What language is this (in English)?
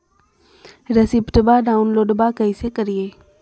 Magahi